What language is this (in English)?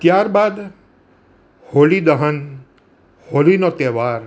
Gujarati